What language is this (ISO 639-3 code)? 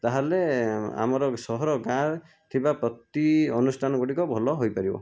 ori